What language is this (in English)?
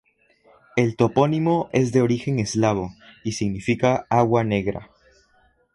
Spanish